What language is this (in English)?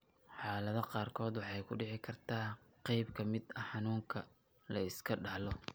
Somali